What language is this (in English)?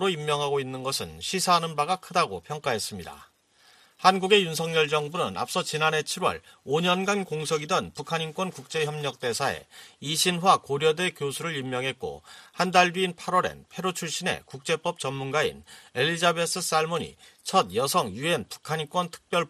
Korean